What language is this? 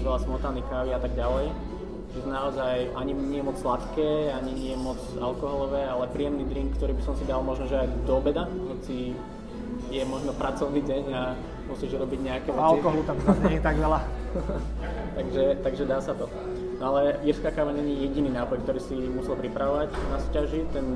Slovak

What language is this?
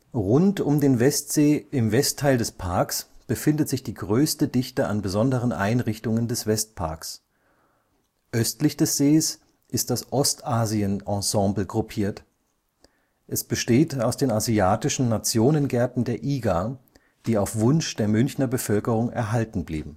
German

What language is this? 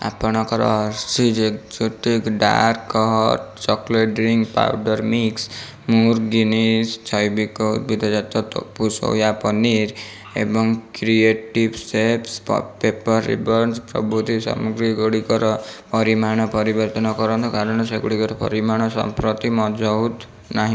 Odia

